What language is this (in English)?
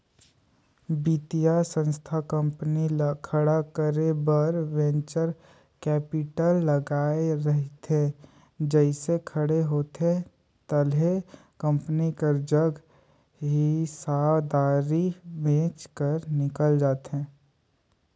Chhattisgarhi